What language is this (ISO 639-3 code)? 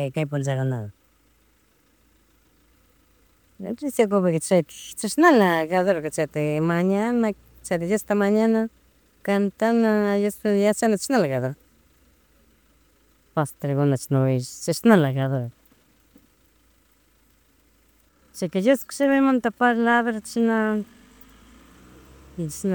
qug